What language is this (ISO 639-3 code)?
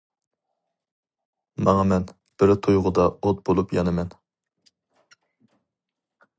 uig